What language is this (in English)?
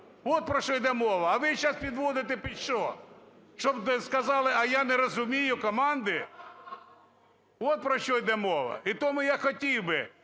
Ukrainian